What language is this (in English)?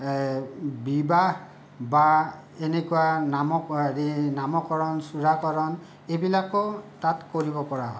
Assamese